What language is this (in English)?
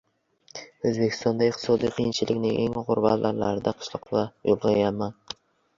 Uzbek